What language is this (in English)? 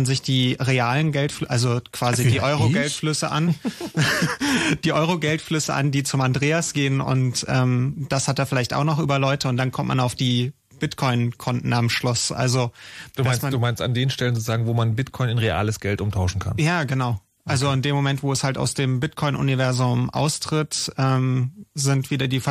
German